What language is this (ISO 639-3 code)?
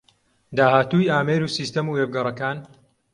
ckb